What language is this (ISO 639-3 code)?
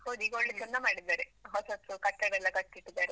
kan